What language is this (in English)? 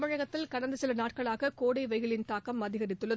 Tamil